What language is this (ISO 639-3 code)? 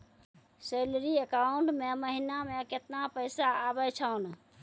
mai